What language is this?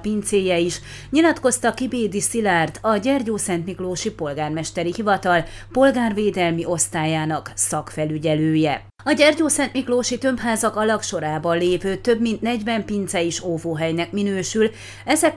Hungarian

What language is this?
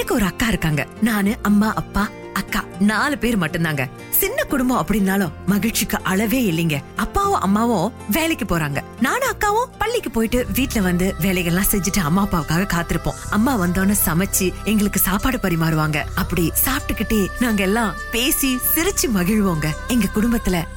Tamil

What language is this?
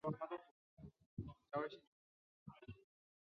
Chinese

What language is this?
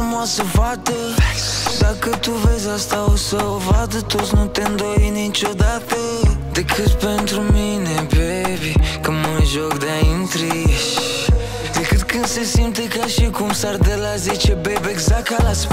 Romanian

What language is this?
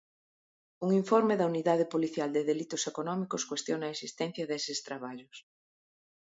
Galician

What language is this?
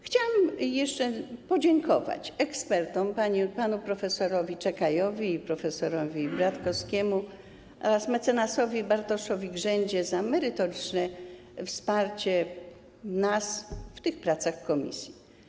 Polish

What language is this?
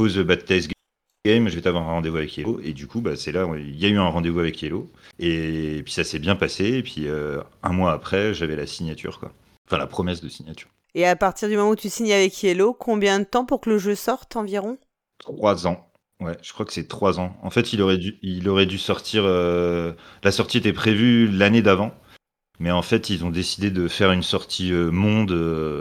French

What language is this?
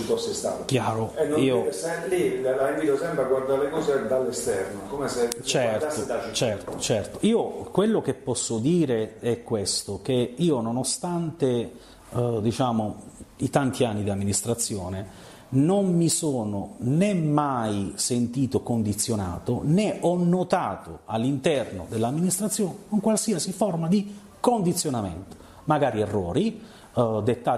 Italian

